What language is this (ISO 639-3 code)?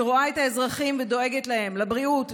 heb